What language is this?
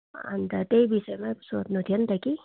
Nepali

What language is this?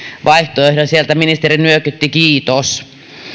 Finnish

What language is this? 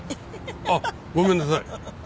Japanese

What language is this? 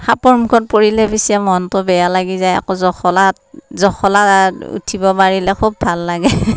Assamese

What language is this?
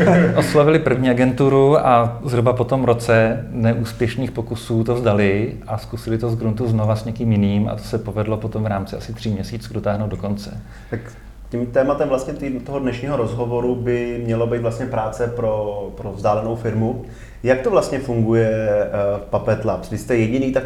Czech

